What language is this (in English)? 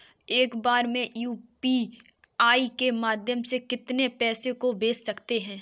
Hindi